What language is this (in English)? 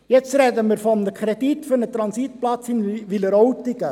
Swiss German